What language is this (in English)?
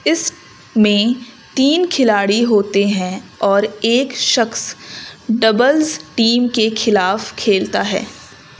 Urdu